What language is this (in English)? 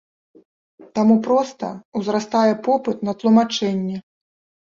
Belarusian